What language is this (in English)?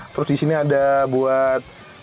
Indonesian